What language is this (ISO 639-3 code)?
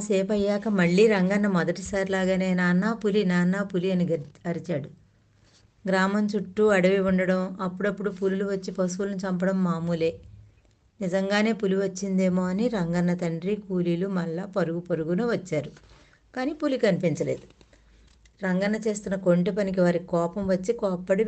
tel